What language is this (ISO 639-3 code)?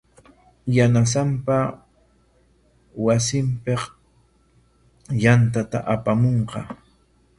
qwa